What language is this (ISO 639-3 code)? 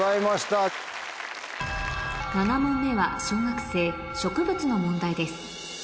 jpn